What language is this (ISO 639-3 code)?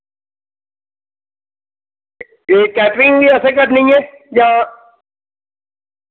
doi